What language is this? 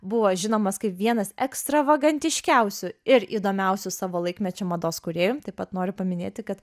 Lithuanian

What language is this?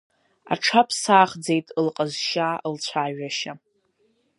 Abkhazian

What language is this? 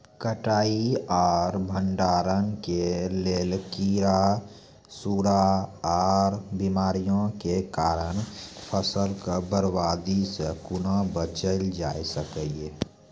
Maithili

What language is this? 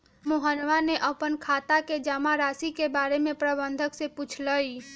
Magahi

